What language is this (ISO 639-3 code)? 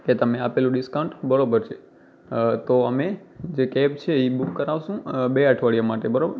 guj